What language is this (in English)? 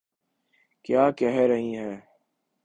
Urdu